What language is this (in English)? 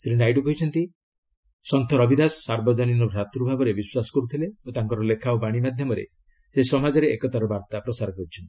Odia